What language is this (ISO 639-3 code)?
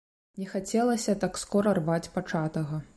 bel